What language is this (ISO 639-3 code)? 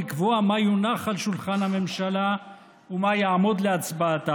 heb